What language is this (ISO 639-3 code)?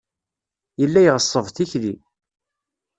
kab